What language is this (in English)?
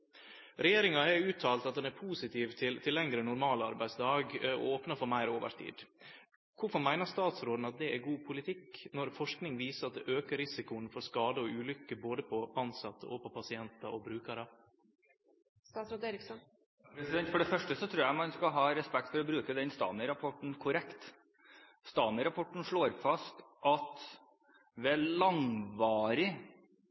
Norwegian